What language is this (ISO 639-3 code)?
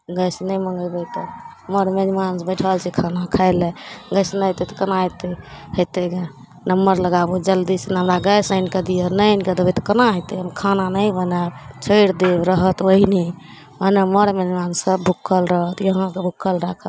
mai